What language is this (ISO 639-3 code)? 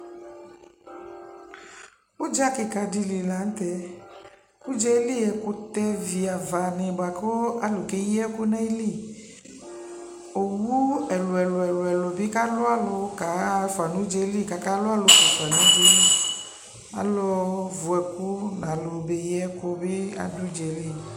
kpo